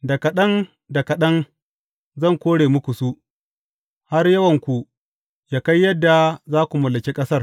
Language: Hausa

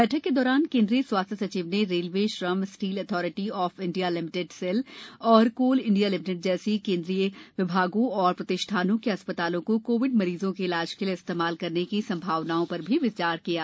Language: Hindi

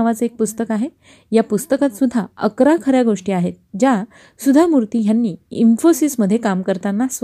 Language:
Marathi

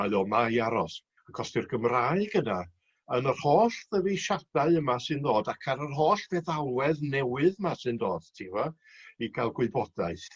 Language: Welsh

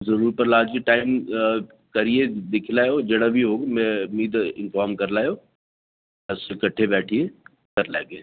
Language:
Dogri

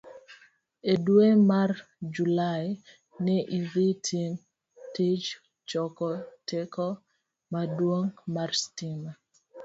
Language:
Luo (Kenya and Tanzania)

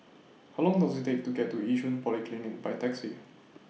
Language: English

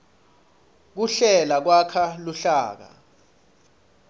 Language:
Swati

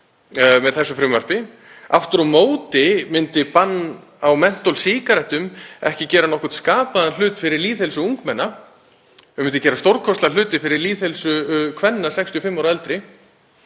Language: Icelandic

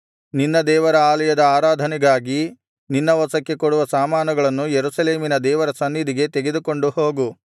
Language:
Kannada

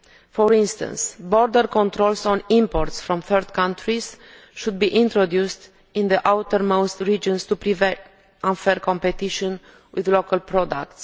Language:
English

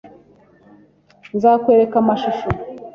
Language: Kinyarwanda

